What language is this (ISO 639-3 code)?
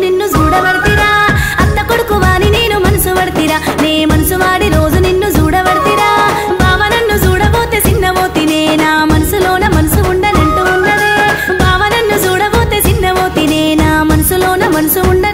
tel